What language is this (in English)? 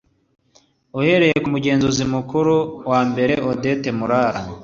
Kinyarwanda